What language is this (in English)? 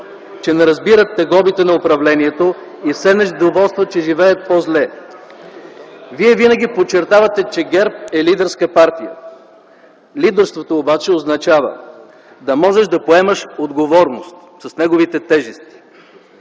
Bulgarian